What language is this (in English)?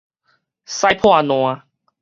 Min Nan Chinese